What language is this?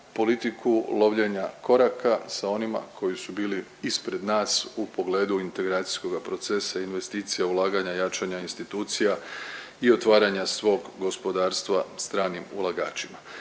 Croatian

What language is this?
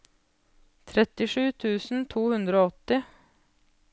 Norwegian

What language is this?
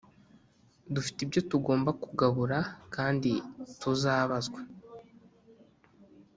Kinyarwanda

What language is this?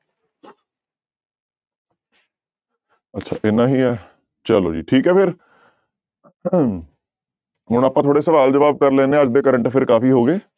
Punjabi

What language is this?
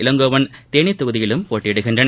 Tamil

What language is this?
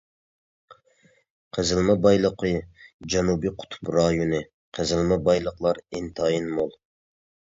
Uyghur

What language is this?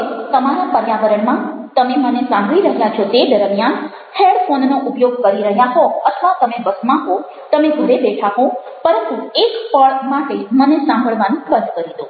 Gujarati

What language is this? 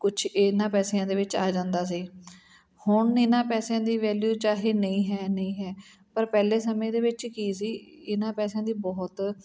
Punjabi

